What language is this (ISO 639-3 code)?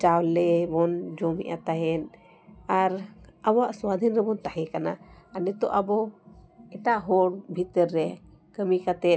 sat